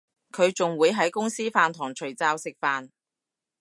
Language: Cantonese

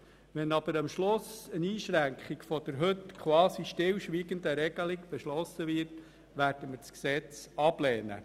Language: Swiss German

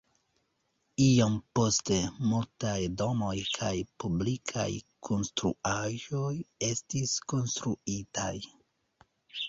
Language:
Esperanto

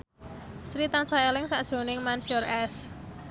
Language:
Javanese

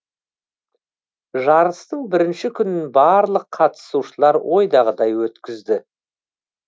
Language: Kazakh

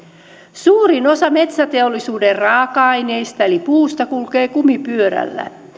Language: Finnish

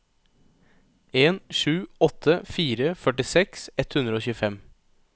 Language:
Norwegian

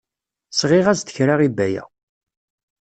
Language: Kabyle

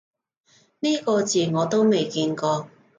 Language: Cantonese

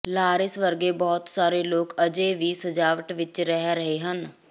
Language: Punjabi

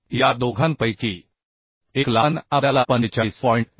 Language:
Marathi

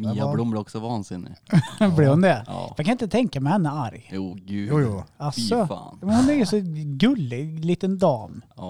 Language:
Swedish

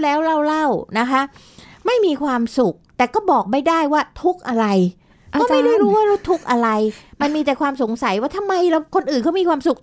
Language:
Thai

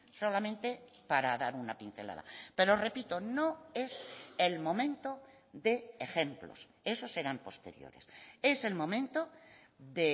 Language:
Spanish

